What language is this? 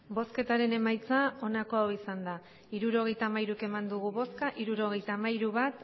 Basque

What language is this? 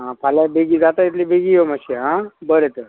Konkani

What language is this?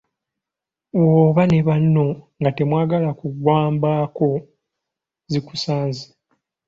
Ganda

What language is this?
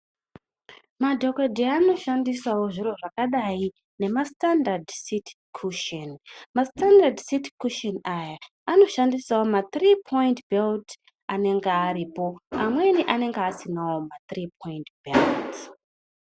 Ndau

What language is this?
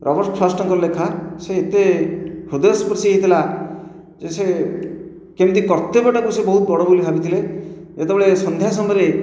Odia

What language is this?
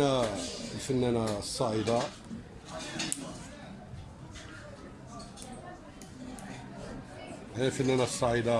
Arabic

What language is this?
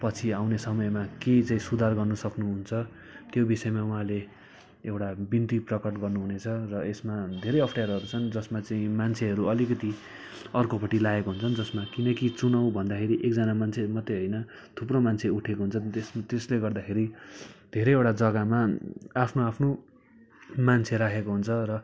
Nepali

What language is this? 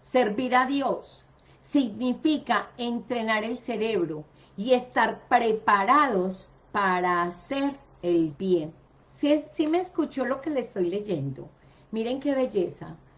Spanish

